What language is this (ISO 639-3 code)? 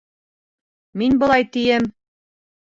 bak